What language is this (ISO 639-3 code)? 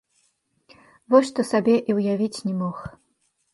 bel